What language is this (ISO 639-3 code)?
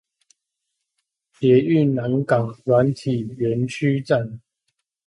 zho